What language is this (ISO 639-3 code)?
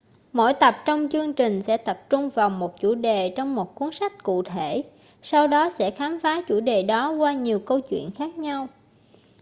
vie